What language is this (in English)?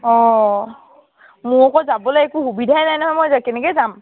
Assamese